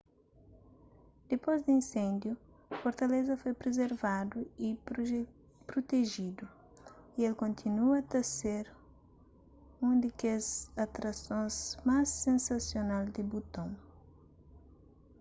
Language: Kabuverdianu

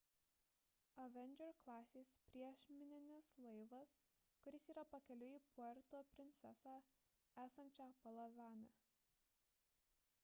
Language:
Lithuanian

